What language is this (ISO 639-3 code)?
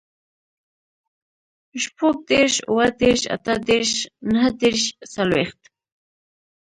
pus